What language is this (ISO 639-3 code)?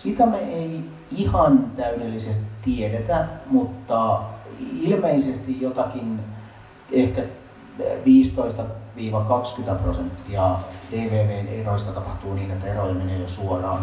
fin